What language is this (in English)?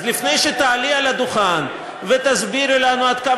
Hebrew